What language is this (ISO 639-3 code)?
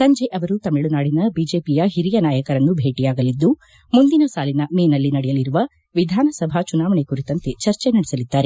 kan